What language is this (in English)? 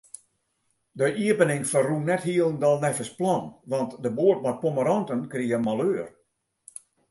Western Frisian